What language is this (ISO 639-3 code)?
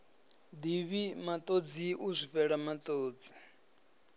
ven